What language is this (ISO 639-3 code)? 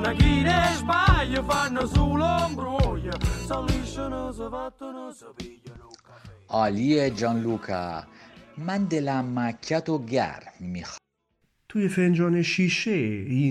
fas